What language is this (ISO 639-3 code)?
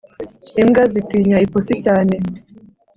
kin